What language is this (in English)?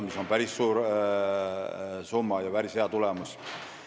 Estonian